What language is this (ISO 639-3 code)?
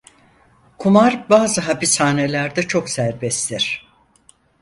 tur